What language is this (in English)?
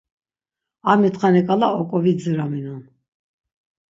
Laz